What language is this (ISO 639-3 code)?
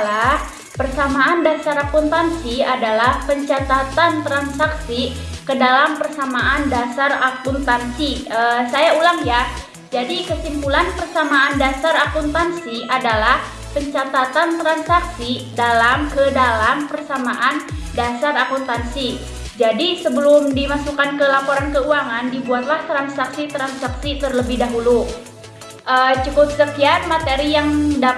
ind